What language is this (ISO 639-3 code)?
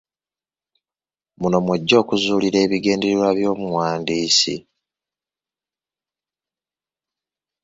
lug